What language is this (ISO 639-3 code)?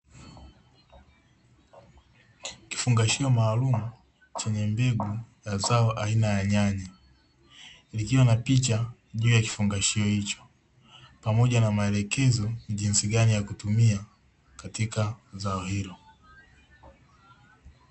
swa